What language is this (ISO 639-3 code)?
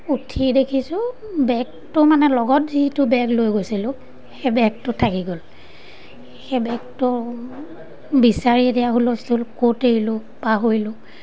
asm